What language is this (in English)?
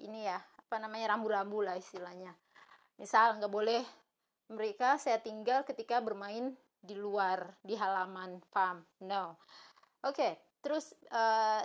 Indonesian